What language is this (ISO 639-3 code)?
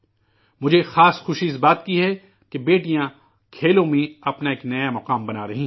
urd